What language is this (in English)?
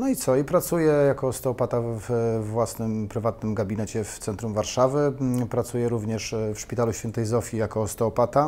Polish